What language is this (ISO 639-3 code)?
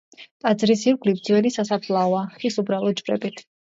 kat